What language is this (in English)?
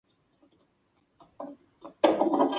Chinese